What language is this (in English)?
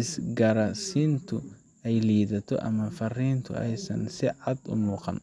Somali